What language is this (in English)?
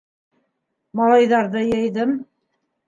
Bashkir